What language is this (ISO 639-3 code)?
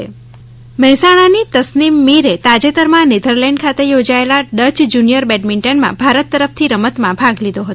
guj